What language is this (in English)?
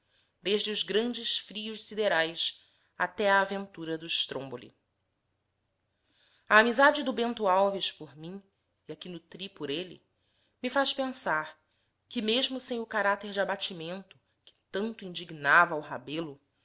Portuguese